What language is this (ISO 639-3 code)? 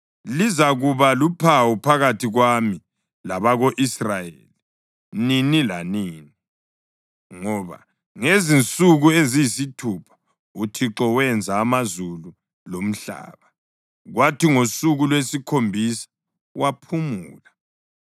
nde